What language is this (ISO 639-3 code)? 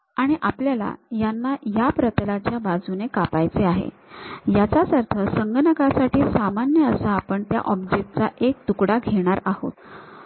mar